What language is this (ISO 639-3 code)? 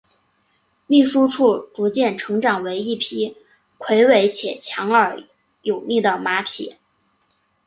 zho